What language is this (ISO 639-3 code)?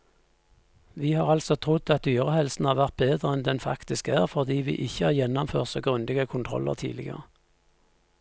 nor